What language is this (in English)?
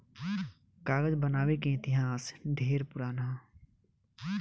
Bhojpuri